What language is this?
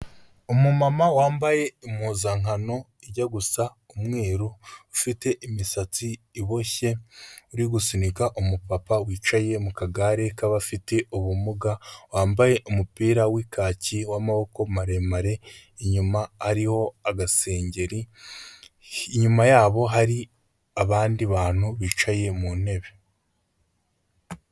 Kinyarwanda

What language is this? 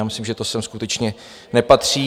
Czech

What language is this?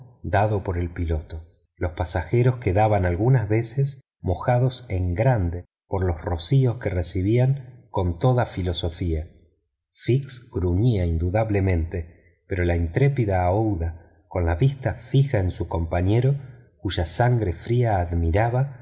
Spanish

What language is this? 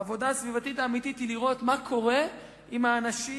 Hebrew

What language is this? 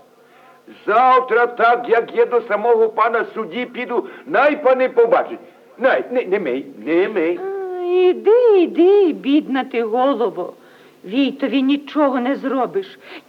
Ukrainian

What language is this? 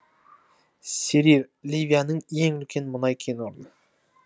Kazakh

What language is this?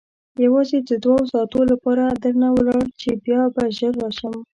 Pashto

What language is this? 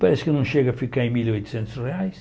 Portuguese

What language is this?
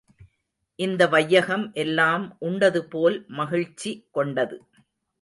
Tamil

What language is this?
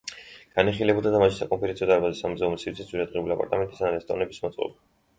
Georgian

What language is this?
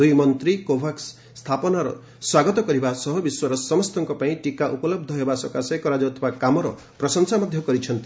Odia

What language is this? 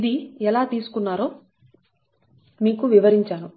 Telugu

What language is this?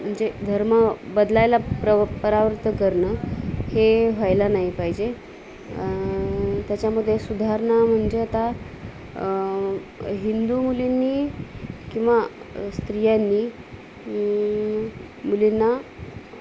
Marathi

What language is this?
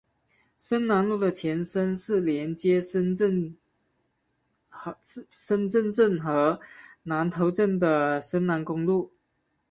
Chinese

